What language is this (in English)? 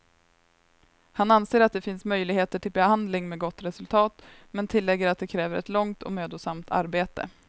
Swedish